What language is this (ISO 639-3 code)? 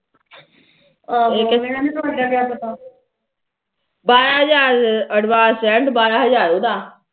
pan